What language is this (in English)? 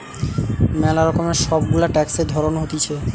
Bangla